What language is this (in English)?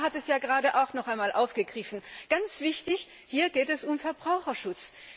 German